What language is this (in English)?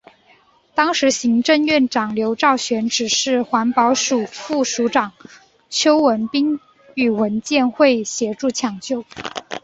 Chinese